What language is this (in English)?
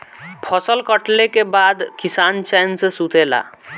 Bhojpuri